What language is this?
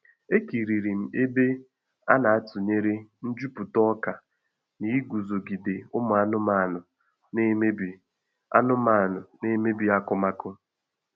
Igbo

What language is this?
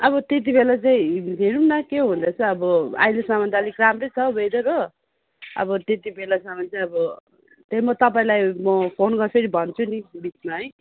Nepali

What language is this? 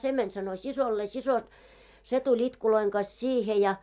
Finnish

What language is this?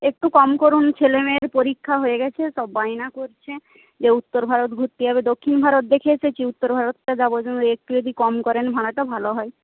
Bangla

